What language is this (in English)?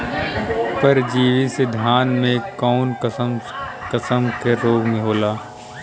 Bhojpuri